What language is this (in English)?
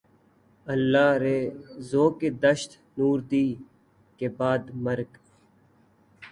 Urdu